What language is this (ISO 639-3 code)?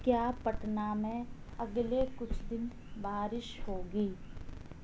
urd